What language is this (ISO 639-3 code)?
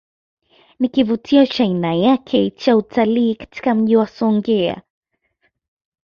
swa